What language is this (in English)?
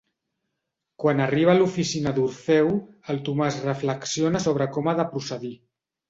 Catalan